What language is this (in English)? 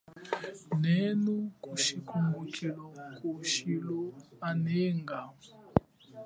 Chokwe